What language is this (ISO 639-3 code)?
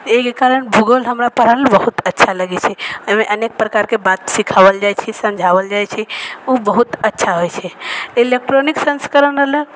mai